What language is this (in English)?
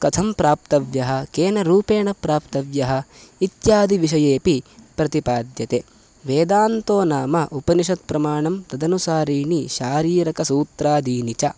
Sanskrit